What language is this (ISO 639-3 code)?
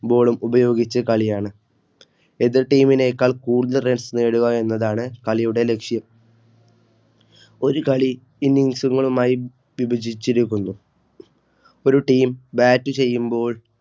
mal